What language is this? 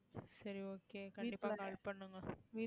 Tamil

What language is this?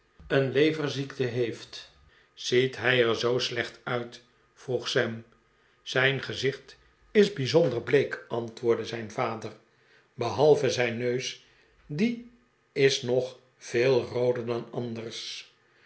Dutch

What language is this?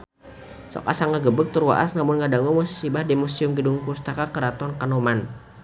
Sundanese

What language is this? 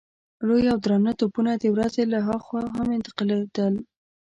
Pashto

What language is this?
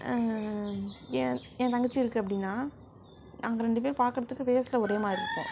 Tamil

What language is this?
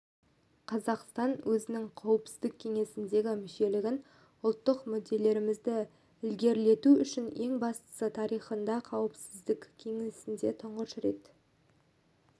Kazakh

